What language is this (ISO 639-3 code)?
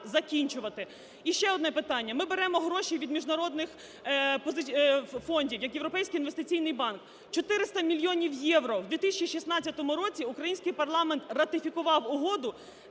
ukr